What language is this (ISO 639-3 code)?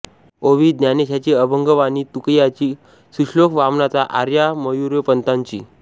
mar